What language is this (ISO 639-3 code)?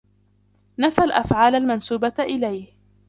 ara